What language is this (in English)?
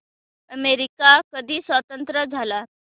Marathi